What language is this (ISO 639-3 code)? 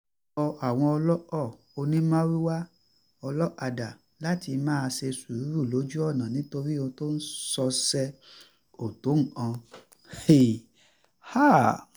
yor